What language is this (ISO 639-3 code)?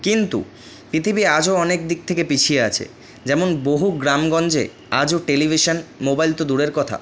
ben